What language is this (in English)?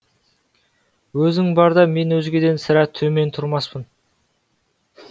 Kazakh